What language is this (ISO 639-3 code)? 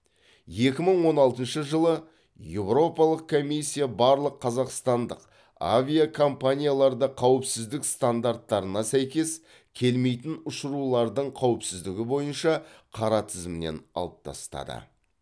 kaz